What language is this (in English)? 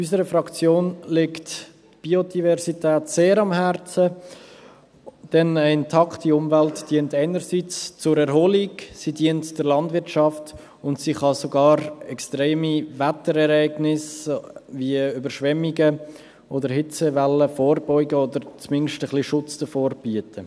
Swiss German